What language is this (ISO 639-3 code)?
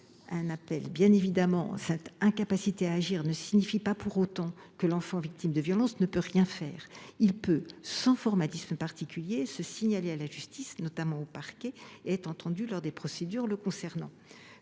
fra